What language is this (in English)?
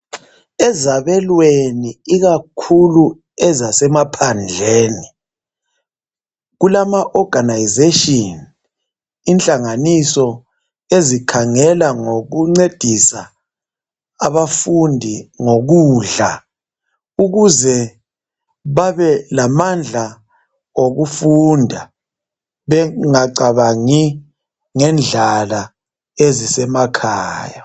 North Ndebele